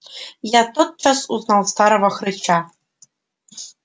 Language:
Russian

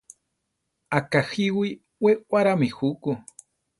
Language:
Central Tarahumara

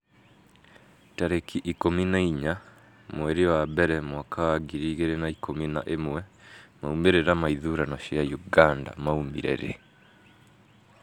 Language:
Kikuyu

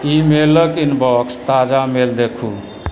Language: Maithili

